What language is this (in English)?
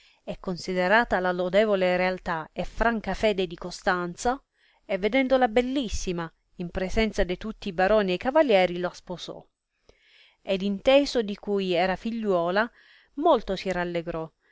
Italian